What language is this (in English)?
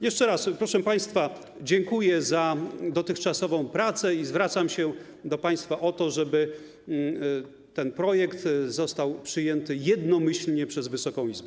Polish